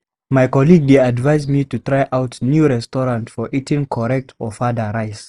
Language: Nigerian Pidgin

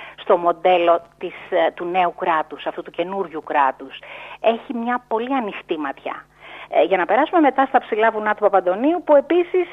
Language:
Greek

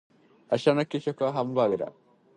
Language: Japanese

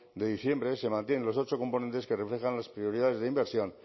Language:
Spanish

